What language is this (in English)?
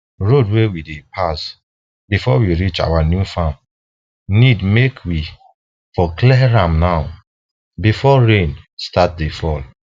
Nigerian Pidgin